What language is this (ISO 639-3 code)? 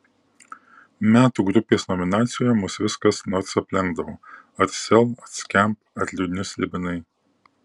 lit